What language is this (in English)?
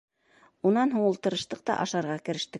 Bashkir